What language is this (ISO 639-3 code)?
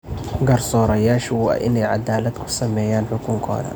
som